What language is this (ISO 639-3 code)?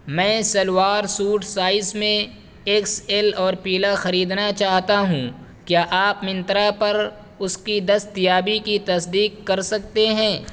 urd